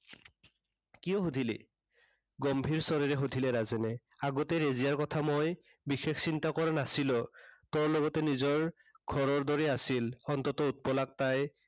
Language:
Assamese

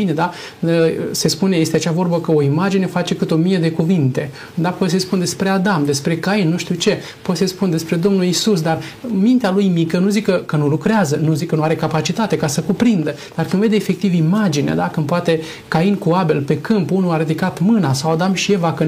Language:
Romanian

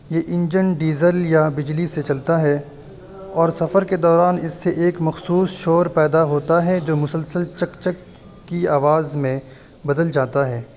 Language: Urdu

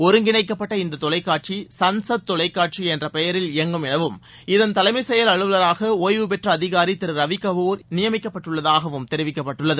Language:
Tamil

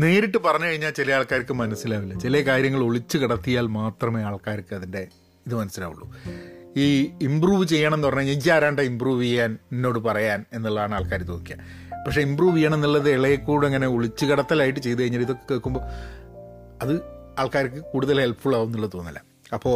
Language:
Malayalam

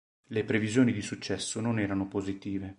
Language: Italian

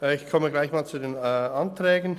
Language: Swiss German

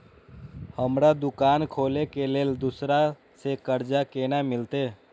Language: Maithili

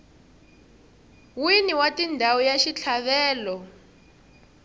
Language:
Tsonga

